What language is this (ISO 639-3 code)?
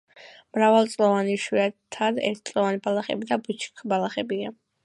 kat